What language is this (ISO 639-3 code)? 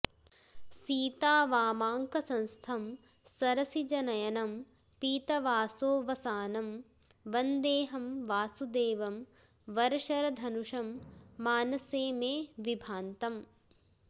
san